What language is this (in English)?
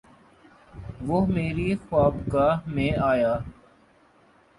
Urdu